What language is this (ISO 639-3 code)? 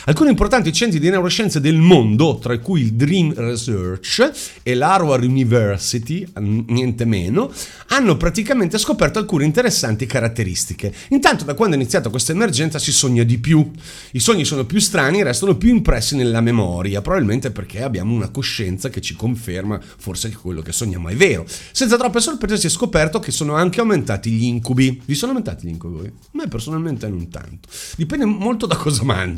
ita